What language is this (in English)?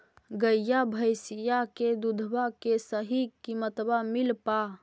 Magahi